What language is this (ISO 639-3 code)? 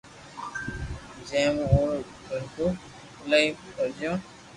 lrk